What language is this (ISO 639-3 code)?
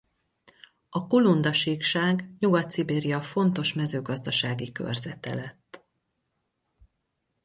hun